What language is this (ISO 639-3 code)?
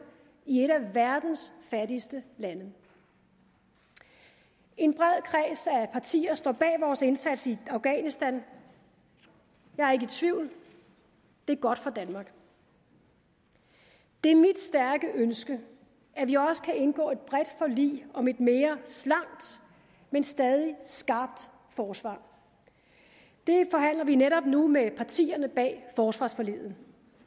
dan